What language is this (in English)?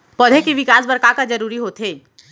Chhattisgarhi